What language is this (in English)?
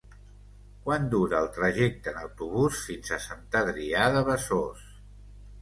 Catalan